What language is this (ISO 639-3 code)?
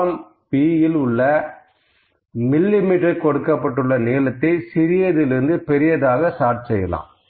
tam